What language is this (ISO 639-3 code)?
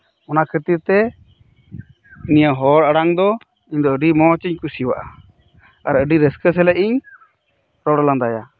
sat